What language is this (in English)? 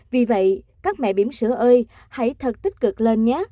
Vietnamese